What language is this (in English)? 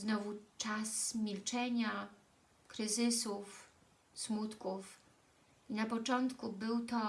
Polish